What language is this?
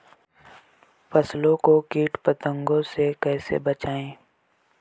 Hindi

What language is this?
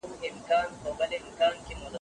Pashto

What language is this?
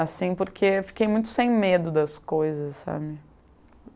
Portuguese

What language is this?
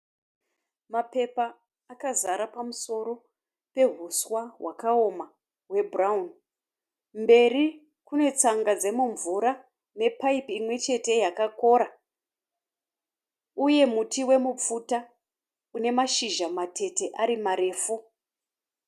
Shona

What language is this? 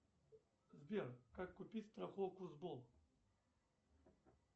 Russian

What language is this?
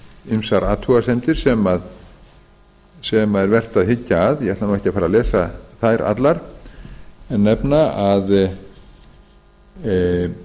Icelandic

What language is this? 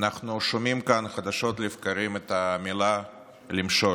Hebrew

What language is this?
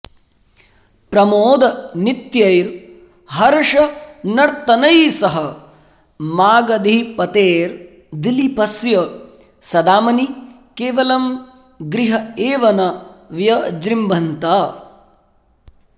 Sanskrit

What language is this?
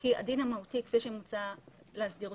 Hebrew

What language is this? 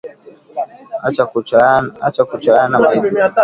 Swahili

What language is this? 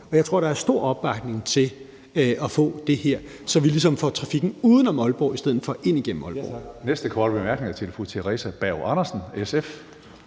Danish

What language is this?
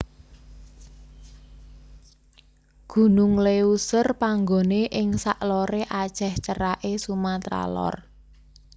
Javanese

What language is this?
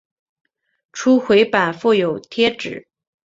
Chinese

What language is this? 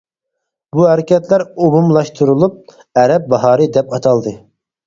Uyghur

